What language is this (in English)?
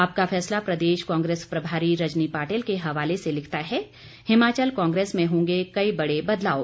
Hindi